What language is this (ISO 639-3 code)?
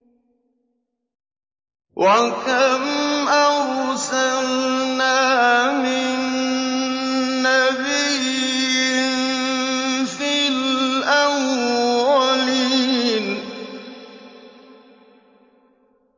ara